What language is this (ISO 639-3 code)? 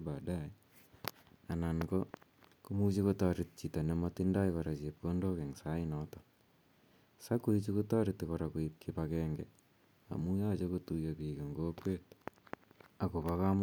kln